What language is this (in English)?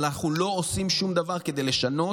Hebrew